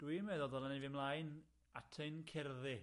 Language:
Welsh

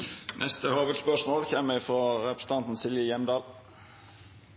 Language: Norwegian Nynorsk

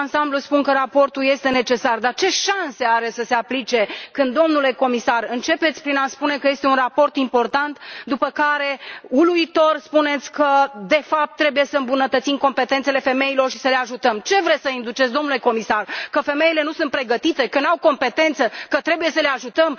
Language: Romanian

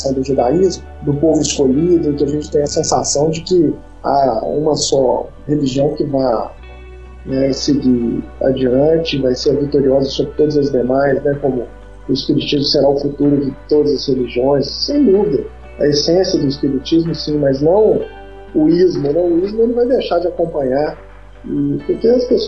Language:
Portuguese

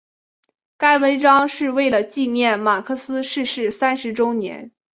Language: Chinese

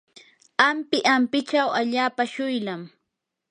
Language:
Yanahuanca Pasco Quechua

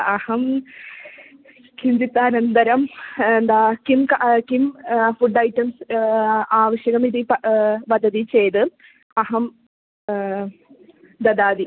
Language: Sanskrit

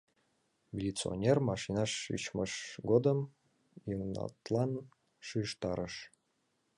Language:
Mari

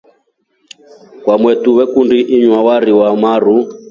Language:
Rombo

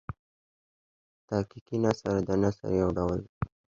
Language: Pashto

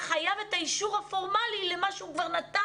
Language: Hebrew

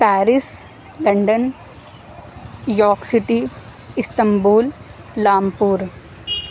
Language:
Urdu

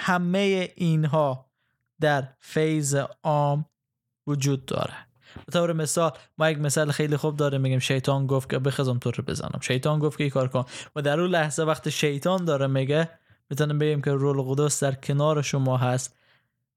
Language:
Persian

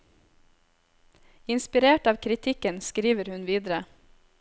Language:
Norwegian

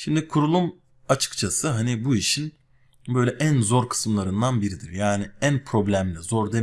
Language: Turkish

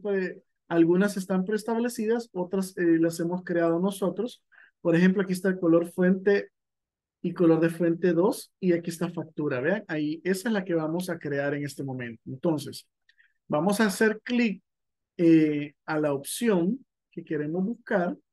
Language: Spanish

